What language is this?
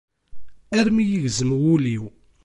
Kabyle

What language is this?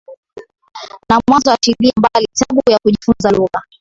Swahili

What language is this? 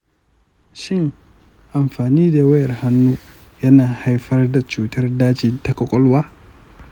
Hausa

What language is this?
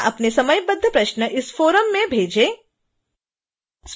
Hindi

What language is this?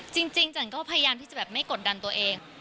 Thai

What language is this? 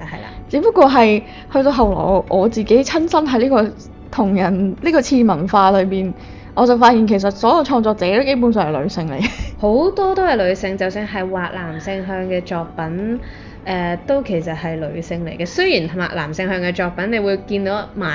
Chinese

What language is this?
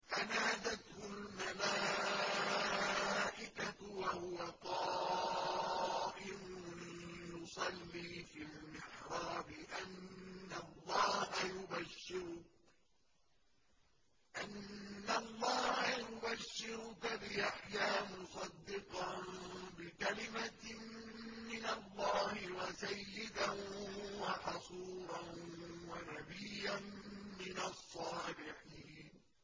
Arabic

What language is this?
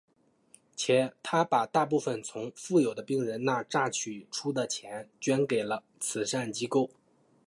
Chinese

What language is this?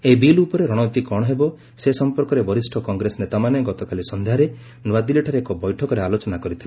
Odia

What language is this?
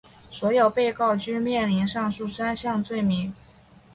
Chinese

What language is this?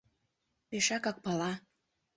Mari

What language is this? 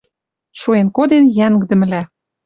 Western Mari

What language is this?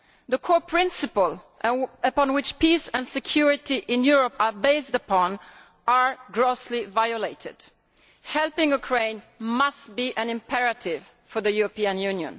English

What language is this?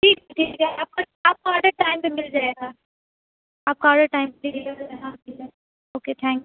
Urdu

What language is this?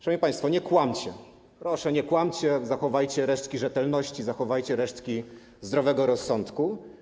Polish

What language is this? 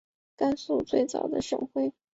Chinese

